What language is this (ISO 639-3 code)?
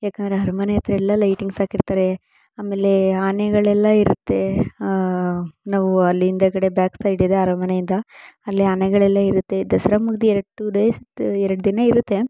kan